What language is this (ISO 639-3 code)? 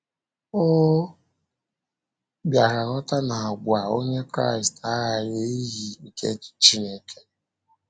ibo